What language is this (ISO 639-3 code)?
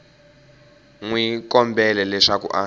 tso